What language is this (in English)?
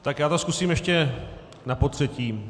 Czech